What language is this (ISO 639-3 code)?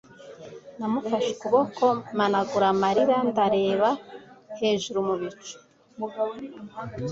kin